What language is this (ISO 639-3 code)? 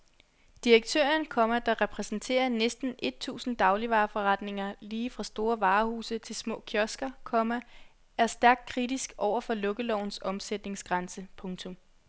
dan